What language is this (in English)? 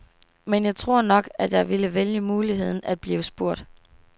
Danish